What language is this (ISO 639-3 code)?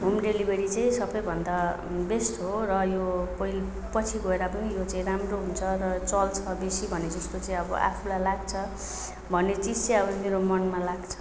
nep